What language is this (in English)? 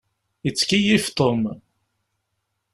Kabyle